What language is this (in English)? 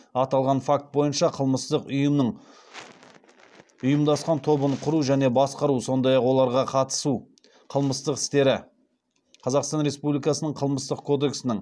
Kazakh